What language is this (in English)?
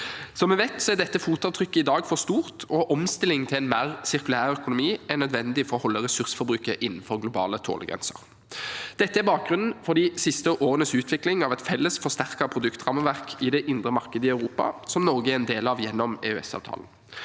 Norwegian